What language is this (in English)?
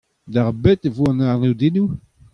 Breton